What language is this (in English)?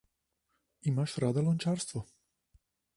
Slovenian